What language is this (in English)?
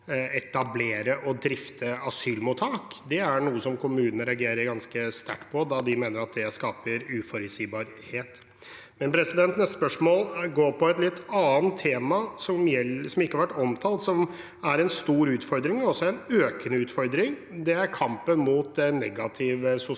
Norwegian